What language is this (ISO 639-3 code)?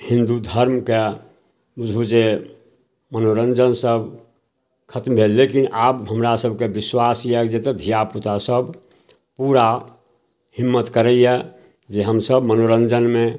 mai